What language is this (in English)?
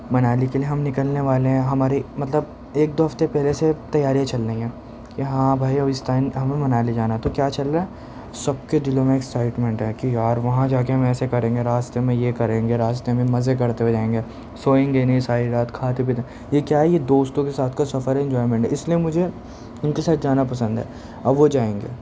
Urdu